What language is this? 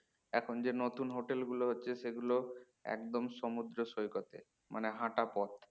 Bangla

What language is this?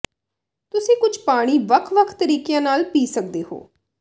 Punjabi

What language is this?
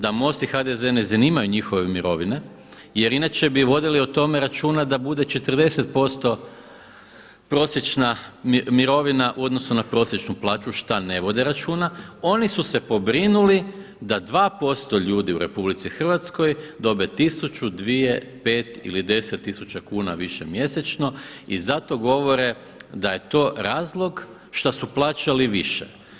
Croatian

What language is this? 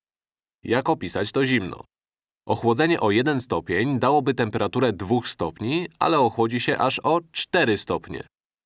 Polish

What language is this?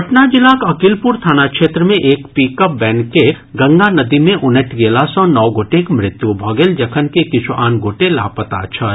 Maithili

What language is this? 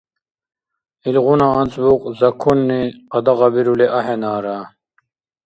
Dargwa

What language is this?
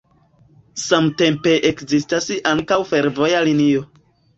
Esperanto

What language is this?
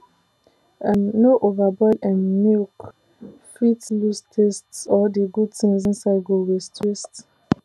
Nigerian Pidgin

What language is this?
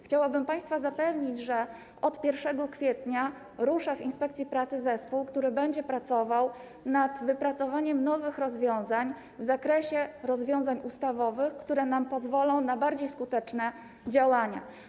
Polish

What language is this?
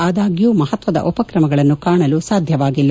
Kannada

